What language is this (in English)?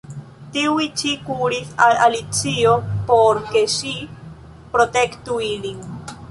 Esperanto